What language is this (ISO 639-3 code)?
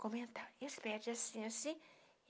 por